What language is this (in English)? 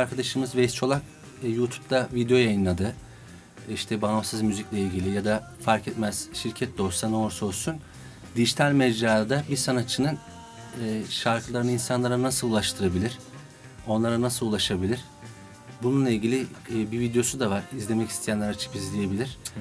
Turkish